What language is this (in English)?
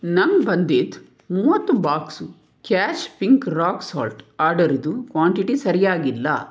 Kannada